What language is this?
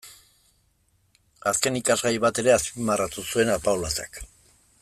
Basque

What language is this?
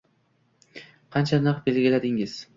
Uzbek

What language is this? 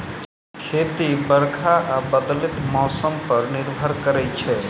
Maithili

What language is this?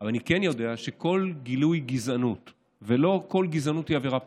Hebrew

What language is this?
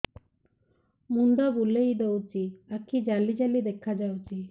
Odia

